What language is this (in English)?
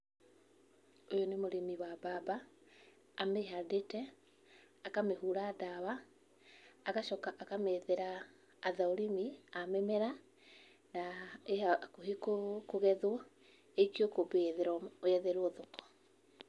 Kikuyu